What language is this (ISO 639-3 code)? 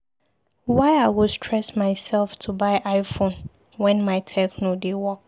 pcm